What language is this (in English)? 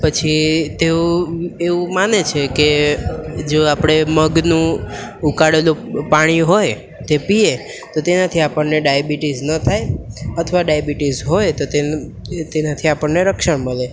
Gujarati